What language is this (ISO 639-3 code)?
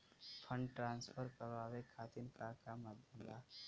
bho